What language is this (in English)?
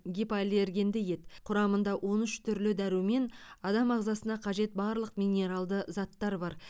Kazakh